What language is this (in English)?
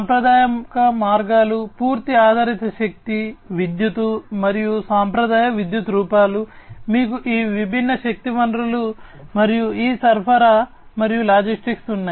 Telugu